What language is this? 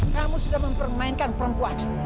Indonesian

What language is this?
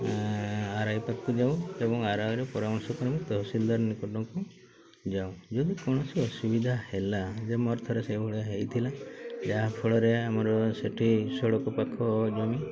Odia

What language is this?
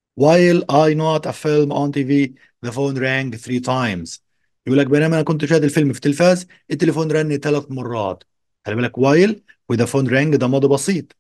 Arabic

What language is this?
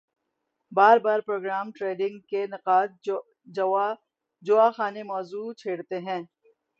Urdu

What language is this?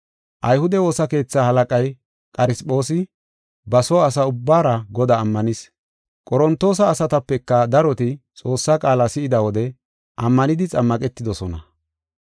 Gofa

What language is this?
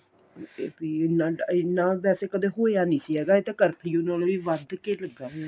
Punjabi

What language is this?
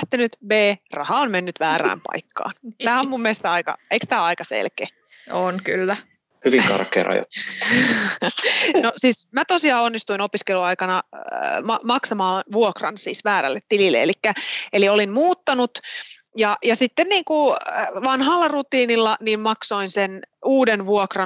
Finnish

